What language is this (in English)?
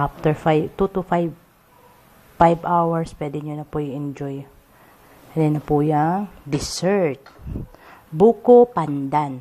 Filipino